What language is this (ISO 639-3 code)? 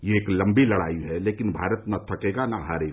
hin